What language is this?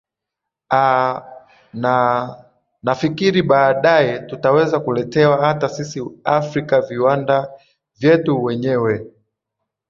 Swahili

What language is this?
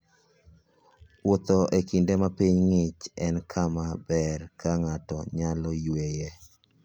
Luo (Kenya and Tanzania)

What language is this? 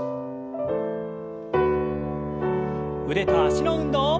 Japanese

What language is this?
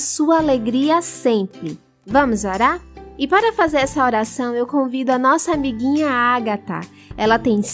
Portuguese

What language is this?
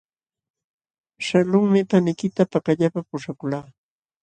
Jauja Wanca Quechua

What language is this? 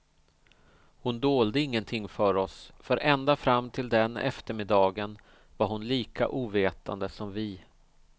Swedish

